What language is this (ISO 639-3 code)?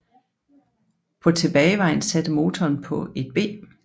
dan